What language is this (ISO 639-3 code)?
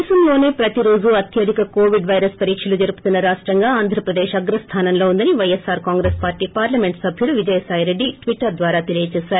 tel